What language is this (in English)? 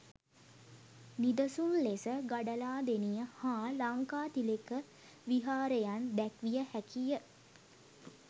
Sinhala